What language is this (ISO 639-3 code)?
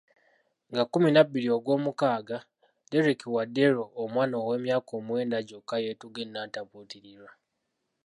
lug